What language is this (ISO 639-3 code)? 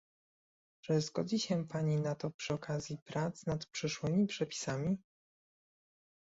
pol